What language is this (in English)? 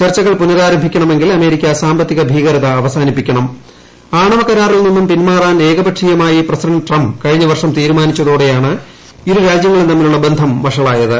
Malayalam